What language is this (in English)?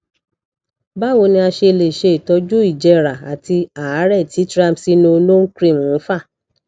Yoruba